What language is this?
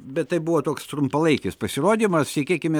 Lithuanian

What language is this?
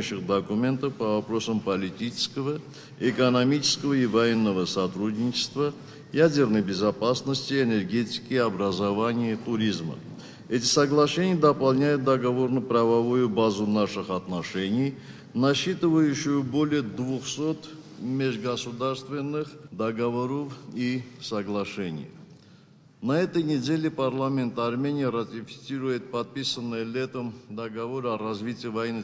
Russian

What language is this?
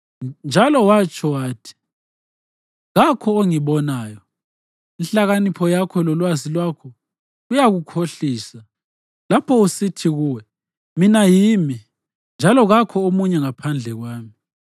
North Ndebele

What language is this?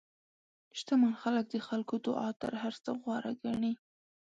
Pashto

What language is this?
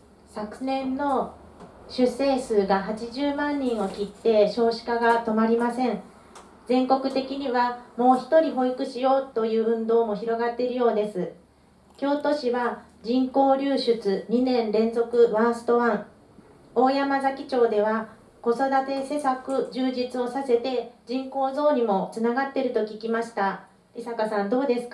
Japanese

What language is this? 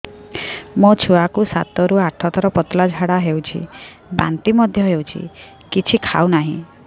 Odia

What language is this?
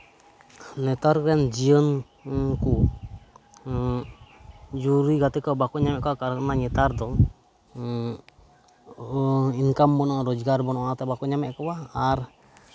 Santali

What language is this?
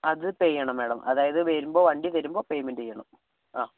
Malayalam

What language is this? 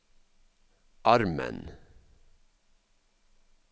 Norwegian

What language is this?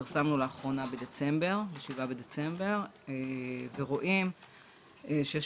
Hebrew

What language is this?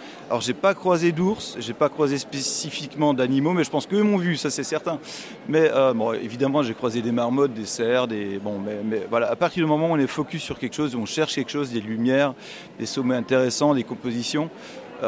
French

